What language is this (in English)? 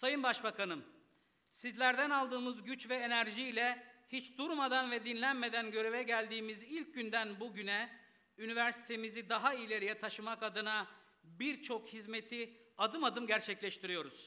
Turkish